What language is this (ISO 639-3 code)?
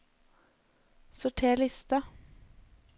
nor